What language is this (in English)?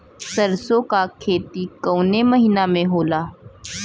Bhojpuri